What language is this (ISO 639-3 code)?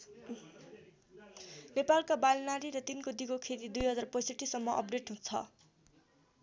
nep